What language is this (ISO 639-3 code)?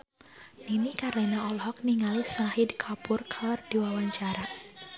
sun